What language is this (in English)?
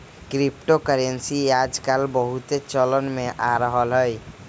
Magahi